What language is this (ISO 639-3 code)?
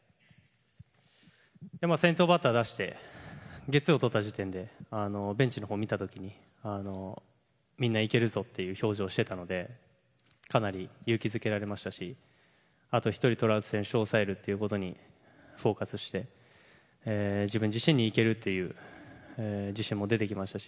jpn